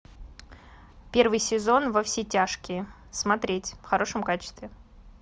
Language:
Russian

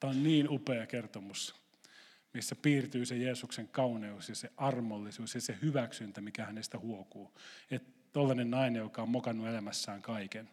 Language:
Finnish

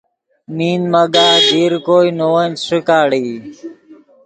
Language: Yidgha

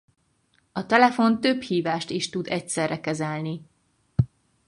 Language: Hungarian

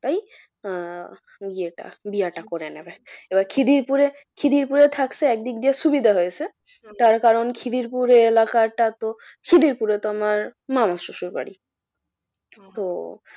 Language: Bangla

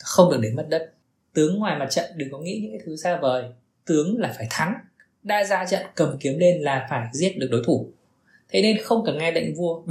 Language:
Vietnamese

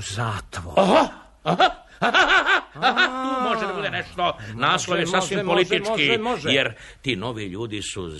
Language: Croatian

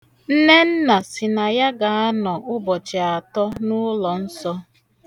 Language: Igbo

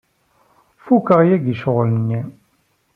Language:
Kabyle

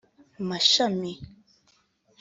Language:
Kinyarwanda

